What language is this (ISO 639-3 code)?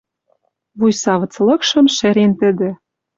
mrj